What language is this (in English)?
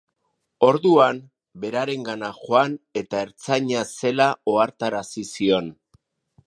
Basque